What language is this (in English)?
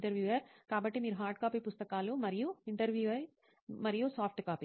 Telugu